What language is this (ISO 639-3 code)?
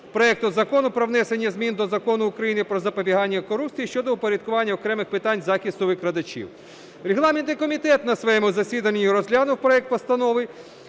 ukr